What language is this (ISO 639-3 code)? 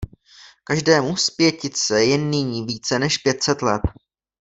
ces